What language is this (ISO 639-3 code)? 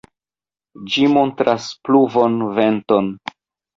epo